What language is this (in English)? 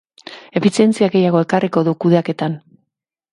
Basque